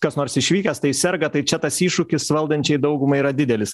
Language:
Lithuanian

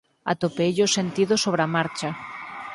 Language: Galician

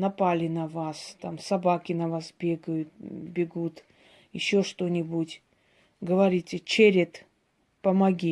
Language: Russian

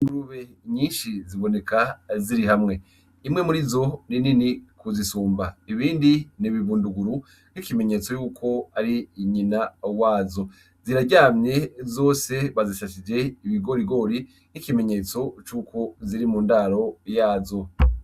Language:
Rundi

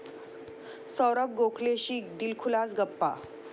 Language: Marathi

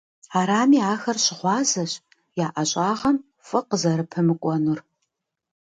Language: Kabardian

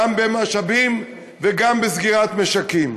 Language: Hebrew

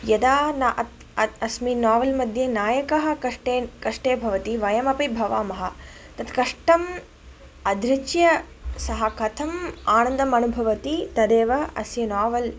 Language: Sanskrit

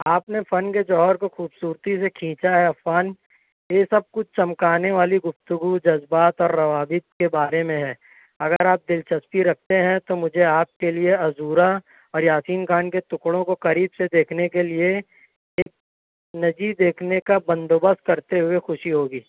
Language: Urdu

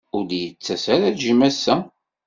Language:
Kabyle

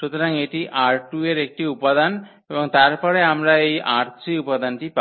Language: Bangla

